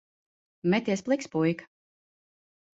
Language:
Latvian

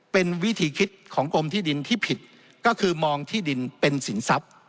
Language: Thai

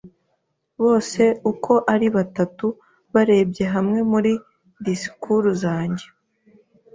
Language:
Kinyarwanda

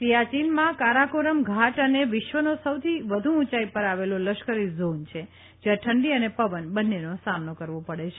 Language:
Gujarati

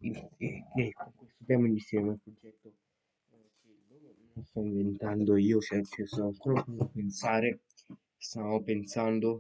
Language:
Italian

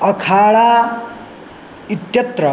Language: Sanskrit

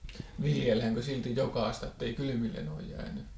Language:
Finnish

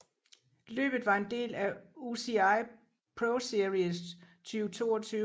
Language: Danish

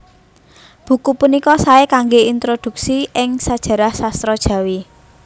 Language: Javanese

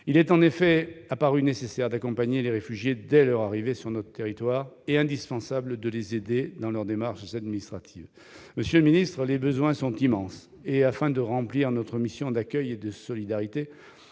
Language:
French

